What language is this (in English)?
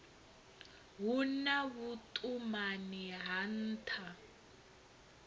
Venda